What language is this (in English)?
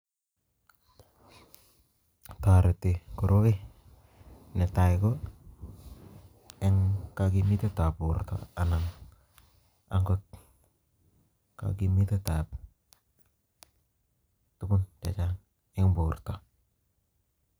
Kalenjin